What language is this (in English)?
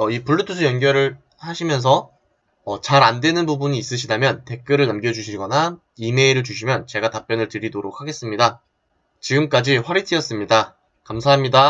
Korean